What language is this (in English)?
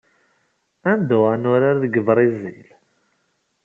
Kabyle